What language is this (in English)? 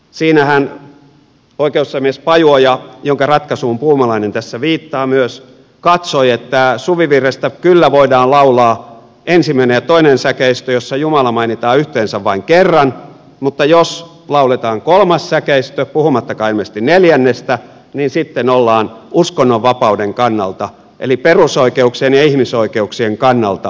Finnish